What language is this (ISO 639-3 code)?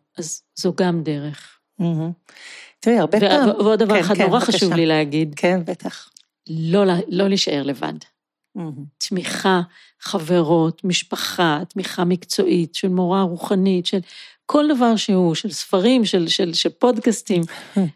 heb